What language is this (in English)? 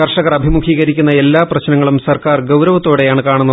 Malayalam